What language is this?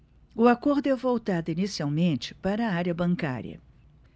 Portuguese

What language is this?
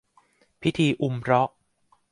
Thai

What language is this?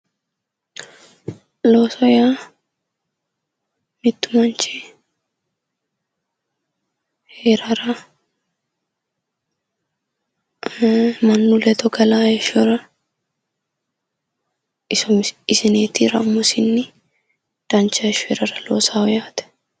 Sidamo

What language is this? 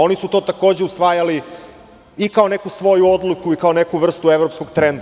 Serbian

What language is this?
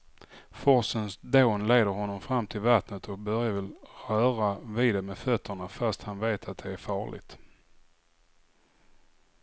Swedish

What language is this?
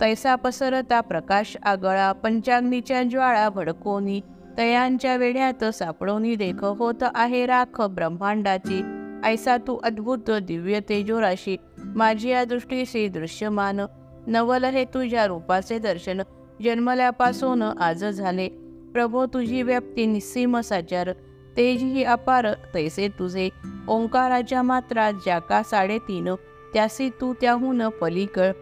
Marathi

